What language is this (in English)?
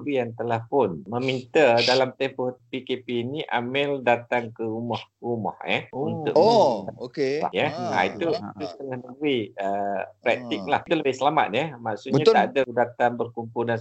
Malay